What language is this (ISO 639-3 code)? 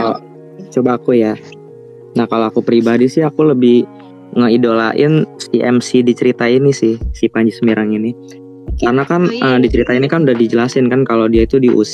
ind